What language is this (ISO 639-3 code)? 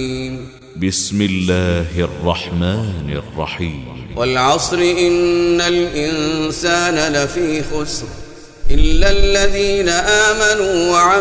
ara